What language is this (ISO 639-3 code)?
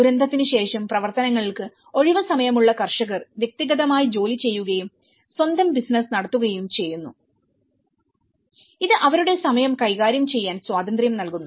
mal